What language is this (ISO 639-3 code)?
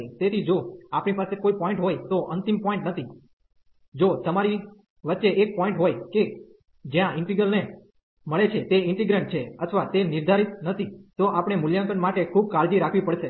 guj